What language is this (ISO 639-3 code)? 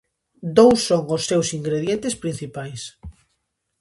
glg